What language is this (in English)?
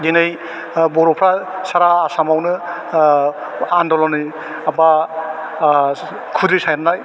Bodo